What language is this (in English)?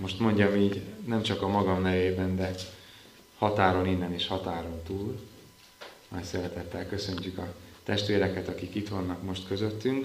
Hungarian